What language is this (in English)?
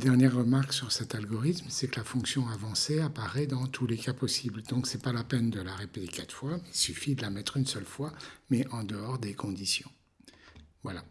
French